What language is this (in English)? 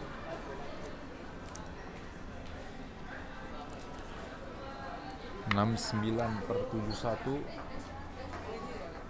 Indonesian